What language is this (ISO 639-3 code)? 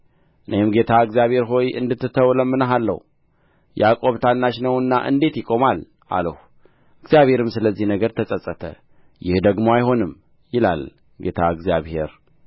amh